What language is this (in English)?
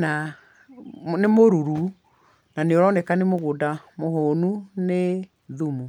Kikuyu